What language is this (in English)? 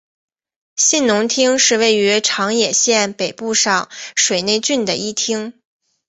Chinese